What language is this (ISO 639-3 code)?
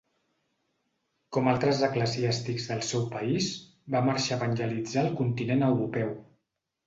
cat